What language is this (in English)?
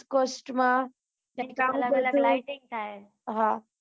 Gujarati